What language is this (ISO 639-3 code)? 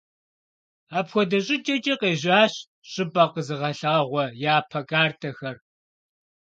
kbd